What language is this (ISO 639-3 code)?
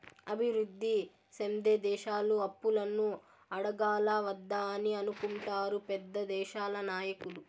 tel